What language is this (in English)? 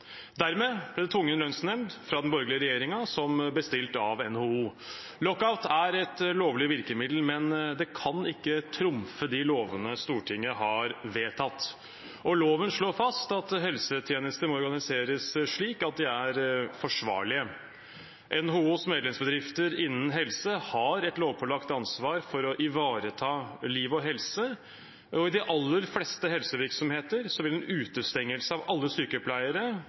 Norwegian Bokmål